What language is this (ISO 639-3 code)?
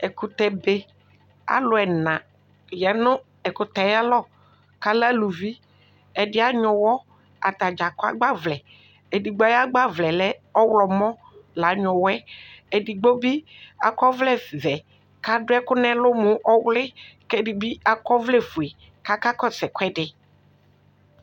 kpo